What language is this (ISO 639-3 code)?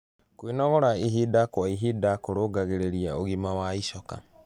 kik